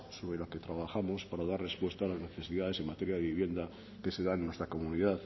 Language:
Spanish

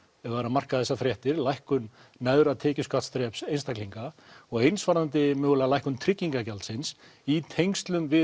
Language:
Icelandic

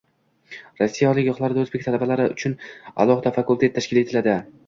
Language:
Uzbek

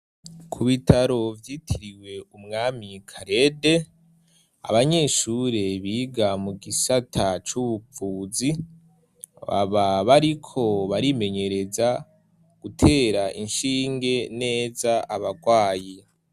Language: Rundi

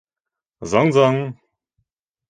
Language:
Bashkir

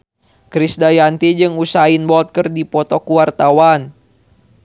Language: Sundanese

